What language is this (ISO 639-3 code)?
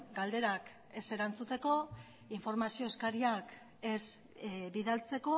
eus